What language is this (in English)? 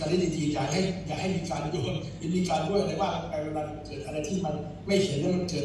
Thai